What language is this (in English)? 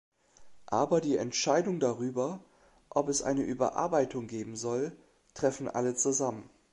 German